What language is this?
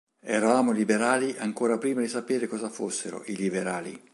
Italian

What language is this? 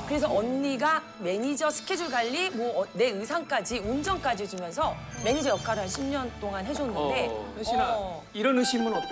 Korean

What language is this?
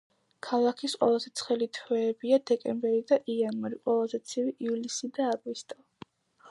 Georgian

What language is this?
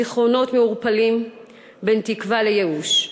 Hebrew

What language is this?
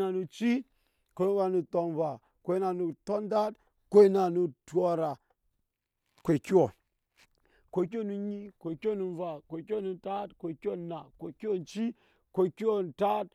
Nyankpa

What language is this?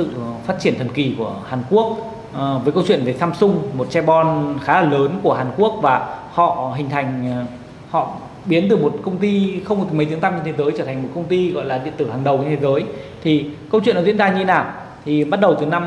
Vietnamese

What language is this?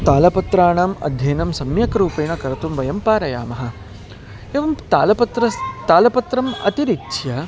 Sanskrit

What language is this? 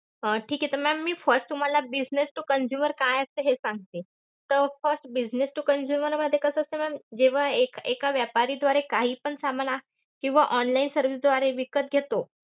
Marathi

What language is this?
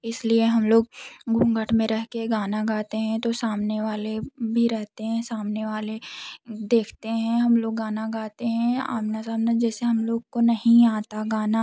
Hindi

